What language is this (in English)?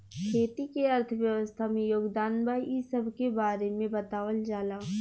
Bhojpuri